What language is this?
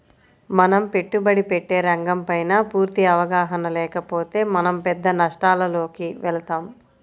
Telugu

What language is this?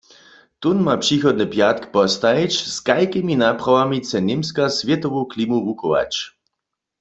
Upper Sorbian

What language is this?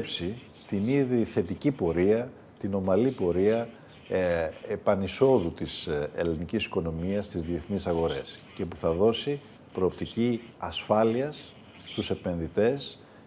Greek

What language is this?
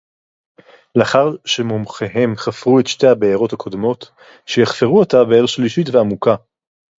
Hebrew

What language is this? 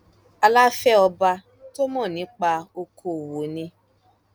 Yoruba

